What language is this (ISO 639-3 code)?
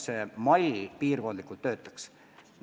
est